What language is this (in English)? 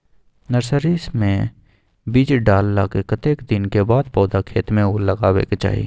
Maithili